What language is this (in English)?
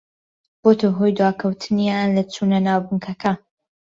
Central Kurdish